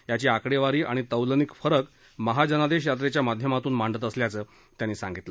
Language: Marathi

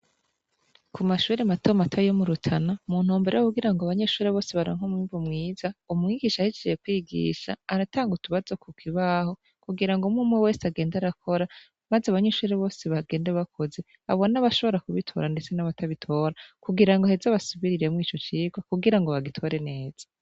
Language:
Rundi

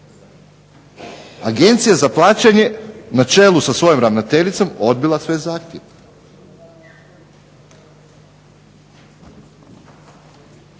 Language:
Croatian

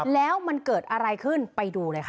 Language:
Thai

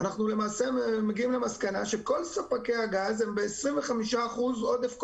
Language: Hebrew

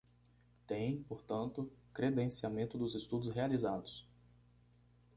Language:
Portuguese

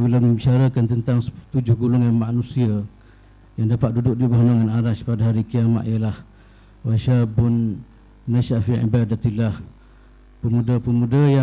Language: Malay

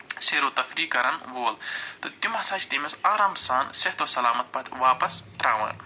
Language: Kashmiri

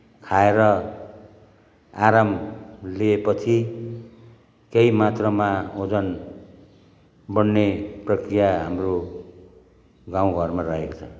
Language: Nepali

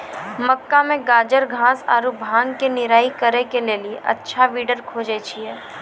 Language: Maithili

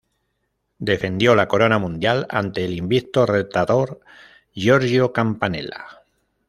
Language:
Spanish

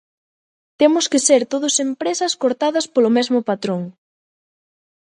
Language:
Galician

